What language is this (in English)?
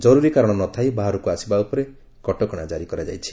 Odia